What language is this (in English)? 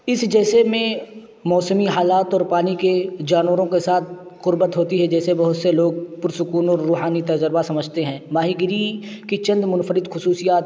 Urdu